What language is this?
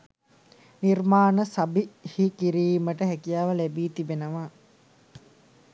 Sinhala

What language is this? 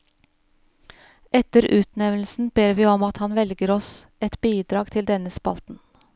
Norwegian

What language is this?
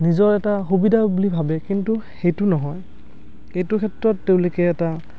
Assamese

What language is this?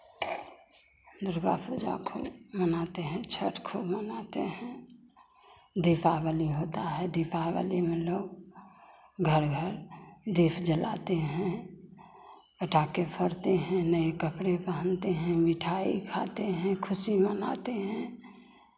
Hindi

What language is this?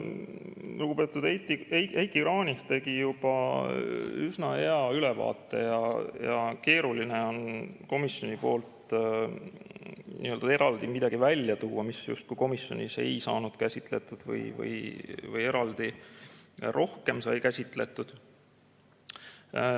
Estonian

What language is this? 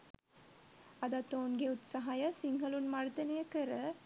Sinhala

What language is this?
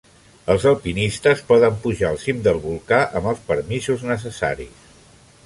Catalan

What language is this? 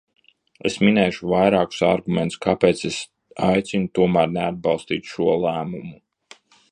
Latvian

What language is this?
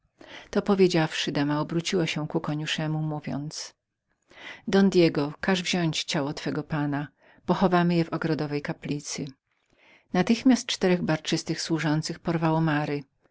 Polish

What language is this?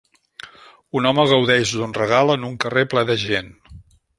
Catalan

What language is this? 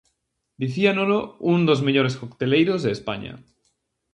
Galician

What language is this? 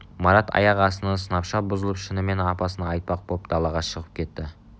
Kazakh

